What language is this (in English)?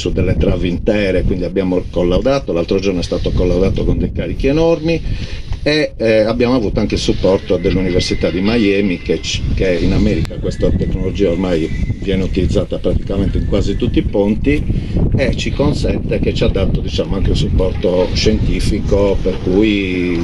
Italian